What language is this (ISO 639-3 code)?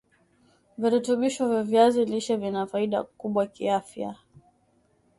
swa